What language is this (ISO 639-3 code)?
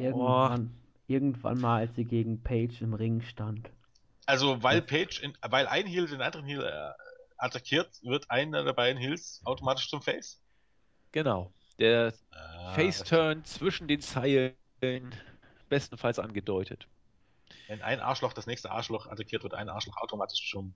deu